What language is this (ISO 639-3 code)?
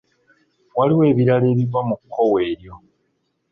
lug